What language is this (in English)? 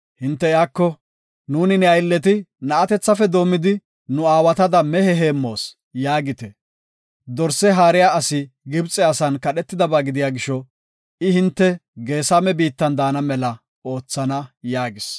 Gofa